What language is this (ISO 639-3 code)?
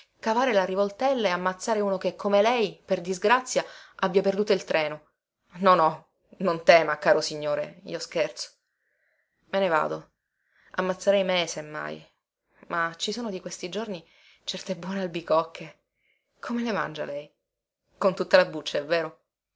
ita